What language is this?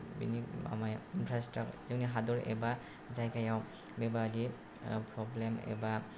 Bodo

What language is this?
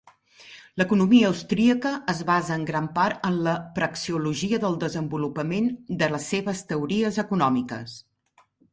Catalan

